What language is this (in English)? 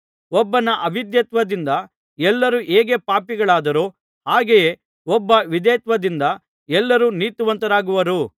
Kannada